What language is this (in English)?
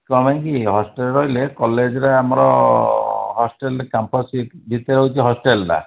Odia